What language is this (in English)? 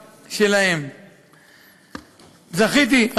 Hebrew